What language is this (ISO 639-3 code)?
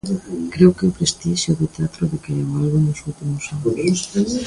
glg